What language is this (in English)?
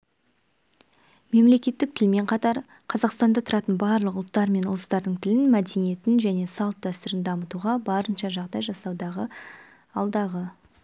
Kazakh